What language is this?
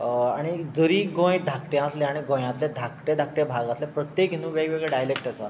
Konkani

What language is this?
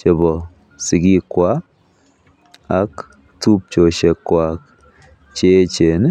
Kalenjin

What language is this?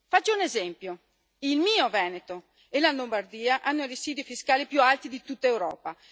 Italian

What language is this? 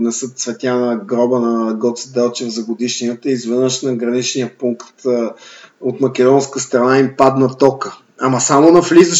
Bulgarian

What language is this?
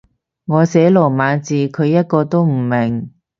Cantonese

